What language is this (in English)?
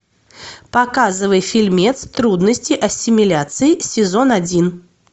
Russian